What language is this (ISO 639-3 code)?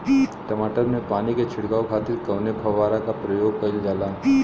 bho